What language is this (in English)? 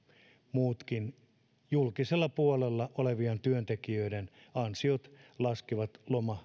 Finnish